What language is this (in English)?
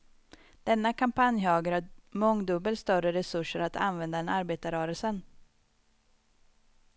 Swedish